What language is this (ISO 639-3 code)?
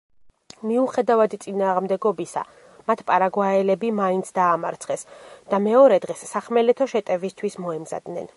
kat